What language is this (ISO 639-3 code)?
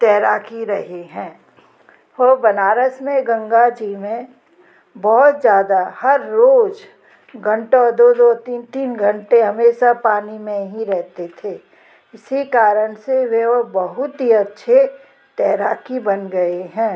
hin